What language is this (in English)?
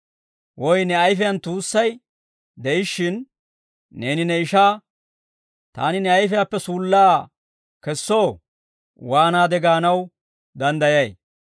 Dawro